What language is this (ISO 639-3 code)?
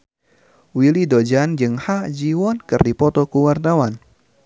sun